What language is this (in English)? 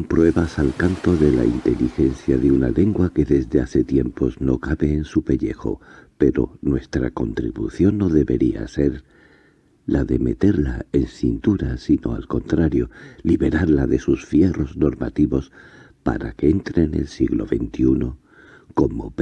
Spanish